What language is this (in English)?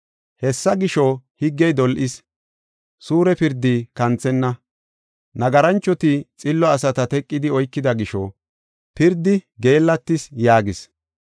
Gofa